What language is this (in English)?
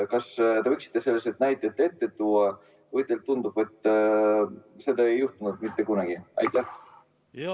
Estonian